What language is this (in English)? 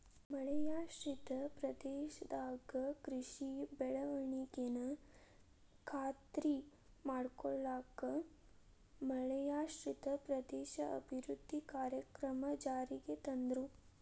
Kannada